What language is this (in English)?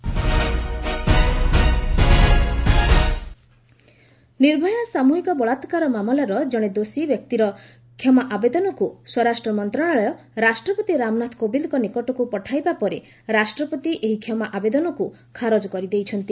Odia